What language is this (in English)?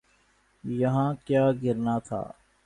Urdu